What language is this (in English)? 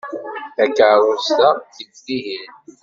Kabyle